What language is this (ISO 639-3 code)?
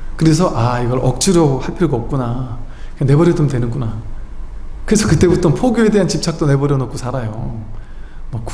kor